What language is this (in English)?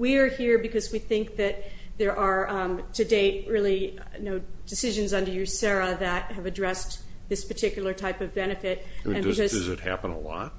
English